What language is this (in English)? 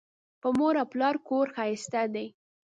Pashto